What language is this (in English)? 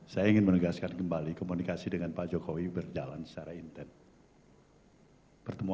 Indonesian